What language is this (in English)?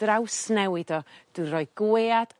Welsh